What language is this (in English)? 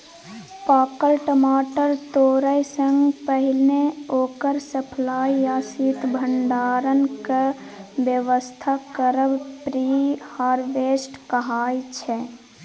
Maithili